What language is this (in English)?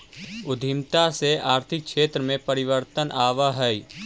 Magahi